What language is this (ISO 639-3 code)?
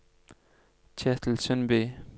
nor